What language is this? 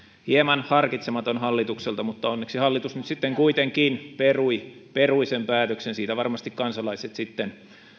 Finnish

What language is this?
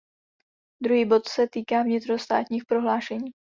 Czech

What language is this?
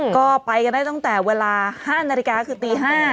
Thai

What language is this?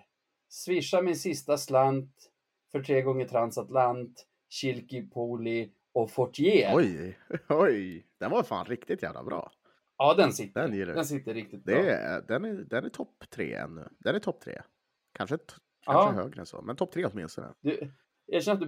Swedish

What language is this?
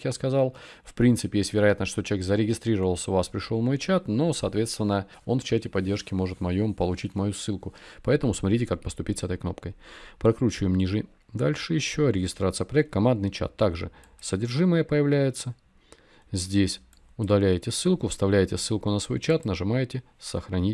Russian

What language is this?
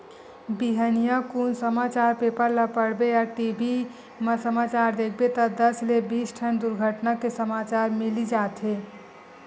Chhattisgarhi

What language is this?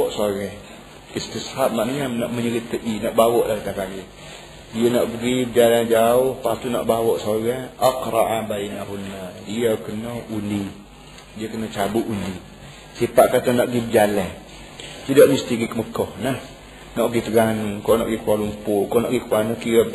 Malay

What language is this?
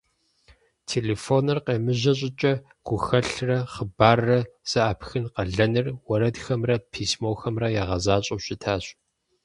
Kabardian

